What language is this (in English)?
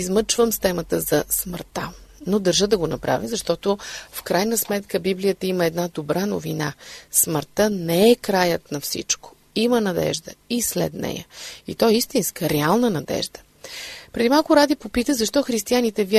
Bulgarian